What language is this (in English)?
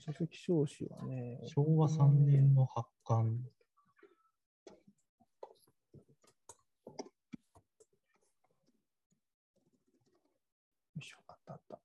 Japanese